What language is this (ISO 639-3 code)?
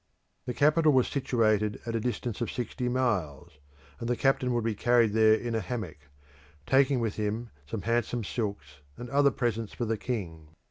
eng